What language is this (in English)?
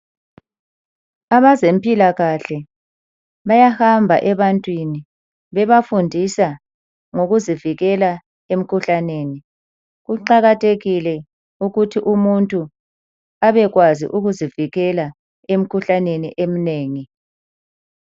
North Ndebele